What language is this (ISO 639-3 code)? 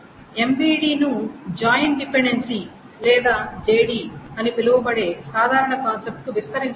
tel